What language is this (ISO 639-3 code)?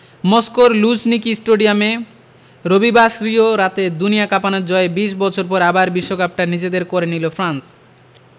ben